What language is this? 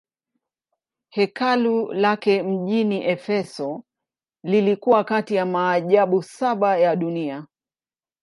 Swahili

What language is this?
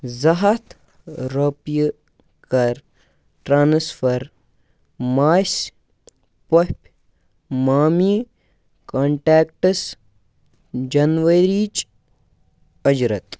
Kashmiri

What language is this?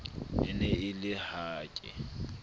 Southern Sotho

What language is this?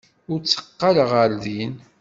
Kabyle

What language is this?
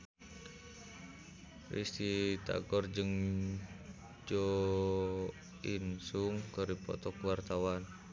Sundanese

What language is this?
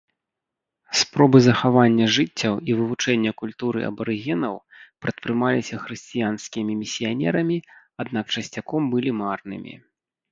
Belarusian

